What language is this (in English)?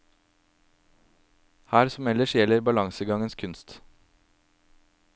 Norwegian